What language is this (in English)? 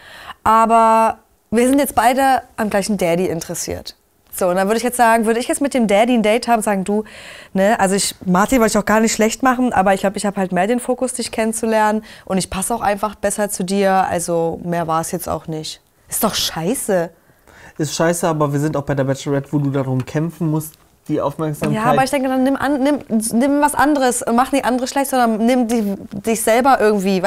German